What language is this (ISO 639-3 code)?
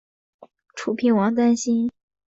zho